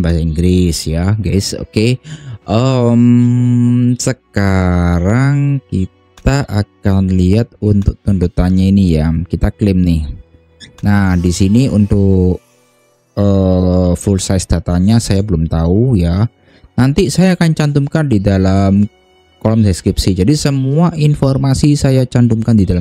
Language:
Indonesian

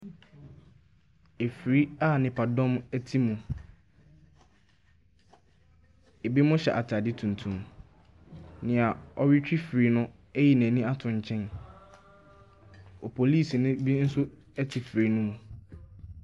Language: Akan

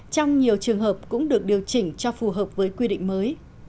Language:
Vietnamese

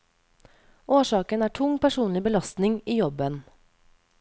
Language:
Norwegian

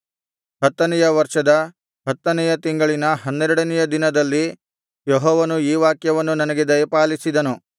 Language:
Kannada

